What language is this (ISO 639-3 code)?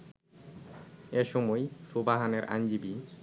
ben